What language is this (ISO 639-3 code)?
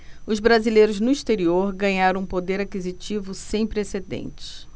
por